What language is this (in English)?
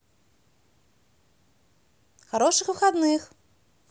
Russian